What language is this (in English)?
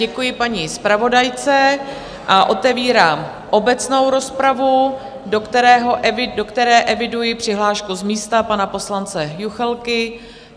Czech